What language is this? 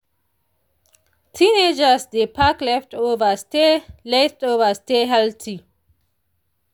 Nigerian Pidgin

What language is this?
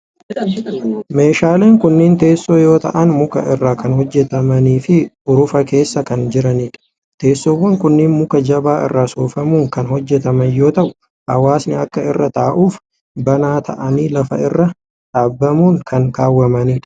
Oromo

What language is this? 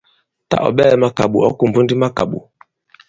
Bankon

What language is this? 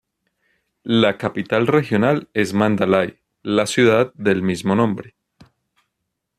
Spanish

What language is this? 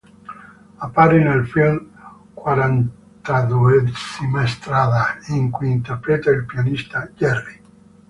Italian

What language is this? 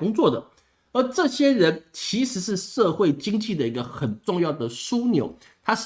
Chinese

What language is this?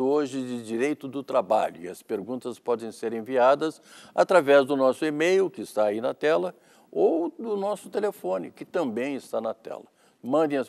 Portuguese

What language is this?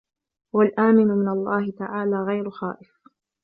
Arabic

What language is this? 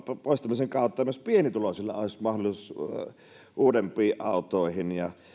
Finnish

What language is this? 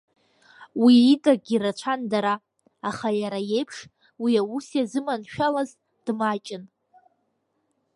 Abkhazian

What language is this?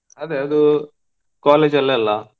Kannada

